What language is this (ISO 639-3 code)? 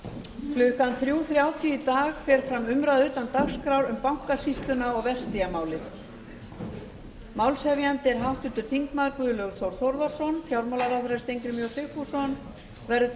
isl